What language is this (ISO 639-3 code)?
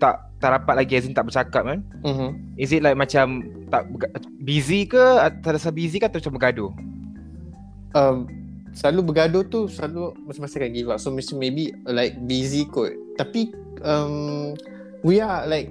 msa